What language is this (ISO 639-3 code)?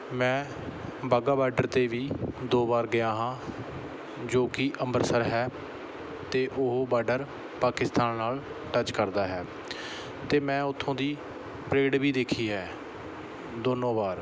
pan